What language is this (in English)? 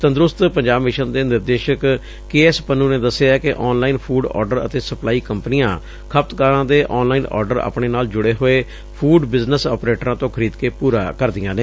Punjabi